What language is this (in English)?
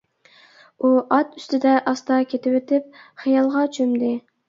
Uyghur